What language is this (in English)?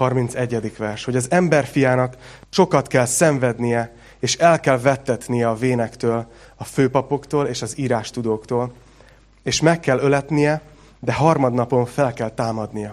Hungarian